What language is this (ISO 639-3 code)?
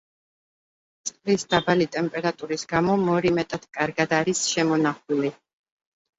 kat